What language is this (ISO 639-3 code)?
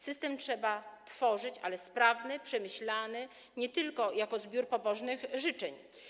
pol